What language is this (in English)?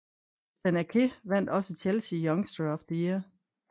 Danish